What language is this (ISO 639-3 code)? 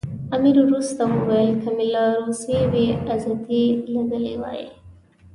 pus